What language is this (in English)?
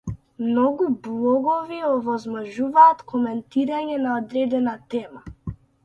Macedonian